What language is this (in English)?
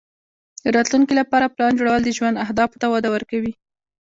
Pashto